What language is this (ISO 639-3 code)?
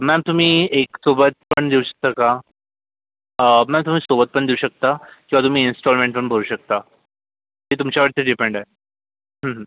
mar